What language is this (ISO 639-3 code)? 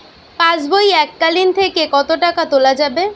ben